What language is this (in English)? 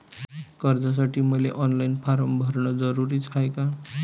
Marathi